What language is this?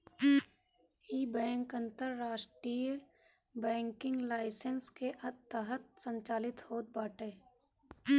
Bhojpuri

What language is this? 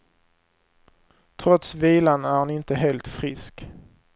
Swedish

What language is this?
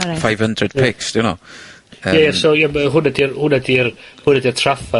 Welsh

